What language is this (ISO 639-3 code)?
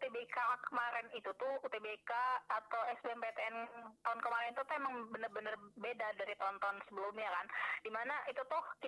ind